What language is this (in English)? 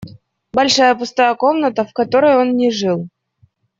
Russian